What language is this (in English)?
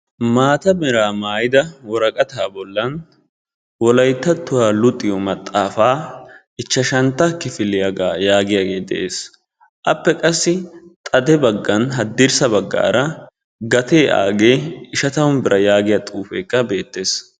Wolaytta